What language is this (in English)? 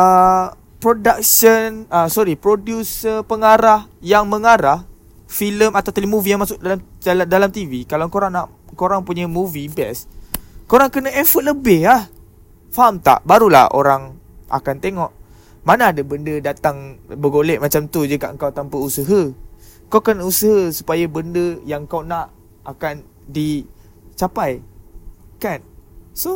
Malay